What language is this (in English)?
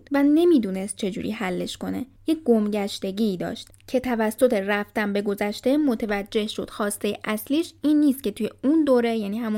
Persian